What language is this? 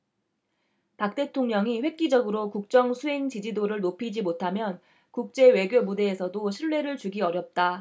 Korean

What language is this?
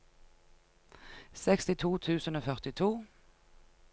Norwegian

